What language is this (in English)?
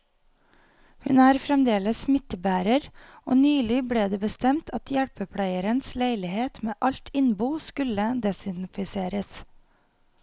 Norwegian